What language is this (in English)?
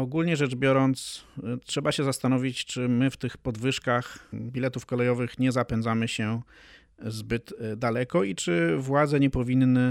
Polish